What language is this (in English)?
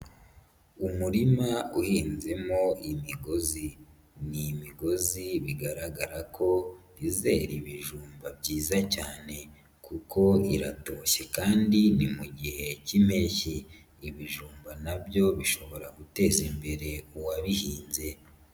Kinyarwanda